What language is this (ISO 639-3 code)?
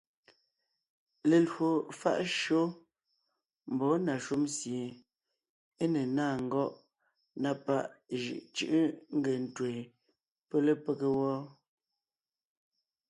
nnh